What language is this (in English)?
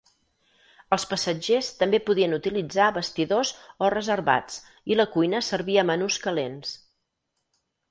Catalan